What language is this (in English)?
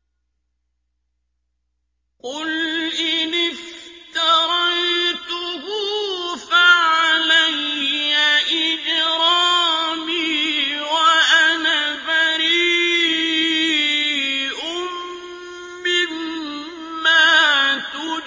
Arabic